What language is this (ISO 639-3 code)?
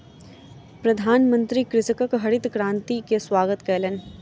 mai